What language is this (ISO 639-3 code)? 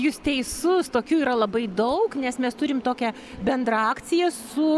lit